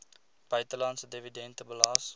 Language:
Afrikaans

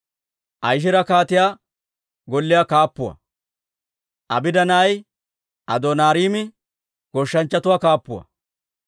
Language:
Dawro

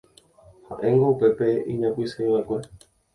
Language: Guarani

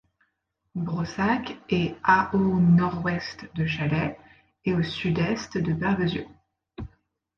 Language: French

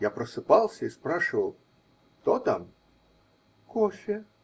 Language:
Russian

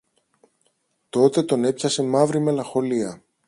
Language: Greek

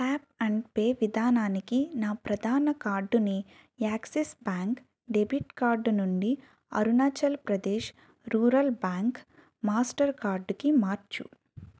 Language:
Telugu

